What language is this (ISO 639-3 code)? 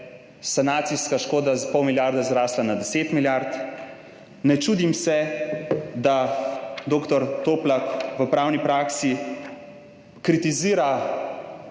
slv